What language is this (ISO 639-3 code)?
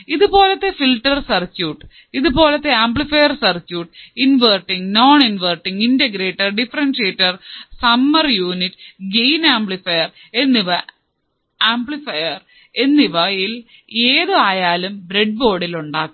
mal